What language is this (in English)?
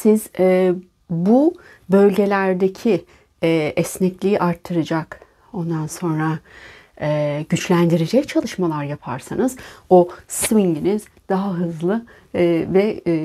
Turkish